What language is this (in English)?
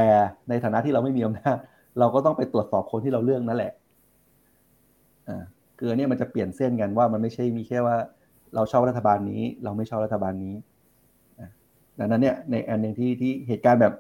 Thai